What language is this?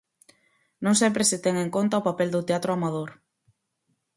Galician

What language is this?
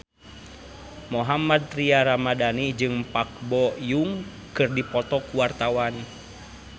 Sundanese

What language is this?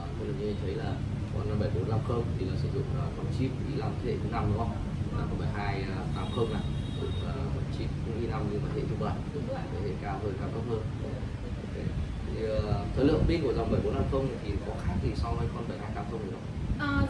Vietnamese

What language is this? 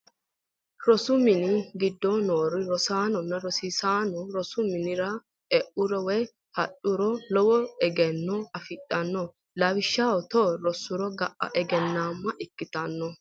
Sidamo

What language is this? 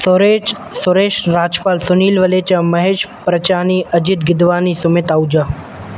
Sindhi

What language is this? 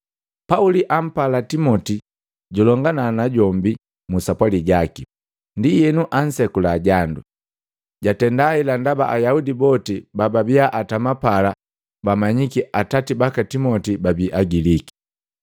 Matengo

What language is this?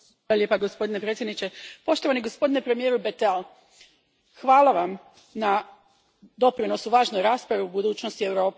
Croatian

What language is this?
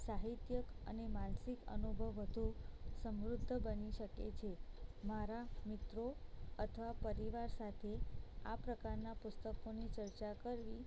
Gujarati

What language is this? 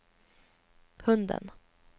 Swedish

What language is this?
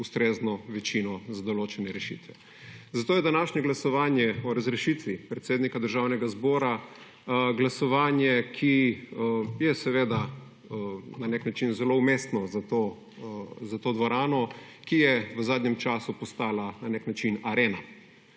Slovenian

